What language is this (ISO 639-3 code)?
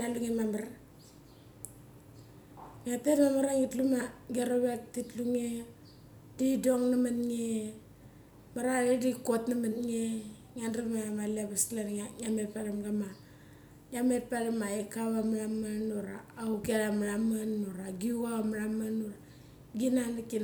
gcc